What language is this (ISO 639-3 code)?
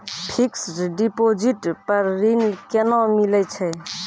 mai